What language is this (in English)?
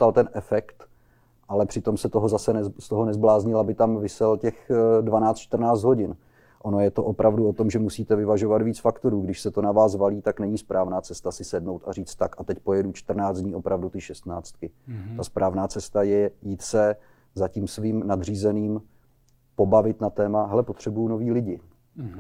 Czech